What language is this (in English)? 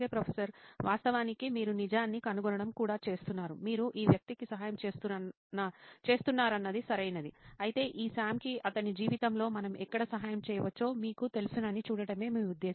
Telugu